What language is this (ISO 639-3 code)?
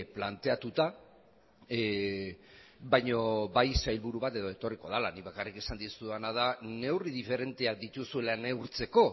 eus